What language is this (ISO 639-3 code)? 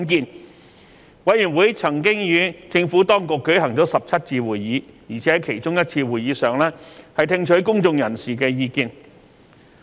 yue